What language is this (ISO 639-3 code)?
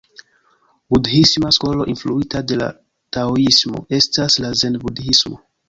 epo